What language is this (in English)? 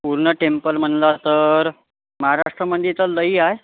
Marathi